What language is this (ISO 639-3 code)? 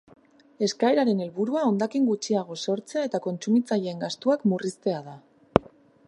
eus